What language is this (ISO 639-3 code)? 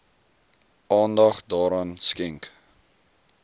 afr